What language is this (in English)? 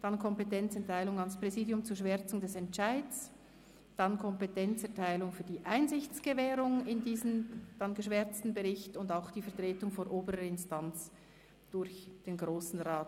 Swiss German